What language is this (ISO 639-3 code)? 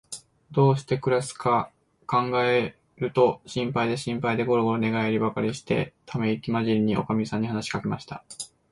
jpn